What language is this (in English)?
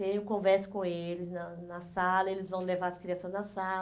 Portuguese